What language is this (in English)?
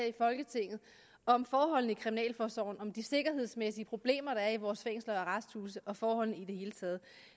Danish